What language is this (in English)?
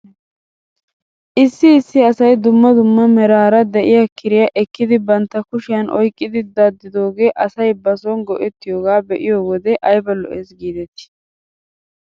Wolaytta